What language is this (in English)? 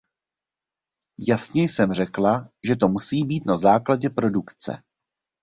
Czech